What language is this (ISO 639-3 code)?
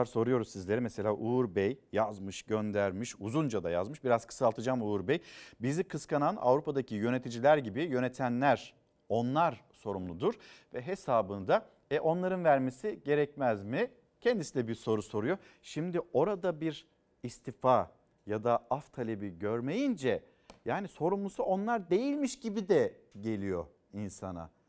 tur